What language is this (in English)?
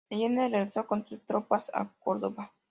Spanish